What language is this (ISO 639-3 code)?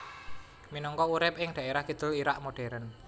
jav